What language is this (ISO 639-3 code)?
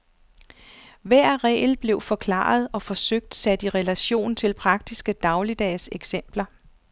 dan